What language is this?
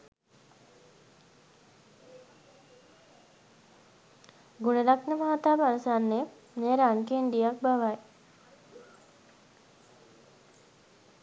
Sinhala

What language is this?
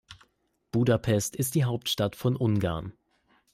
German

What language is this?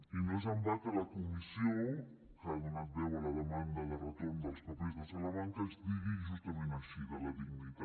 Catalan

